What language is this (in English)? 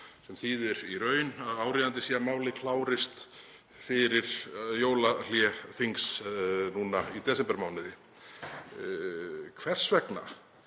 Icelandic